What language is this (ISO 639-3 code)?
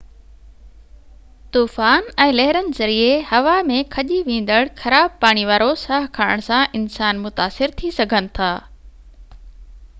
snd